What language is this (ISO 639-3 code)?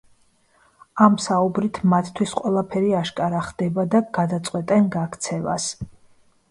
kat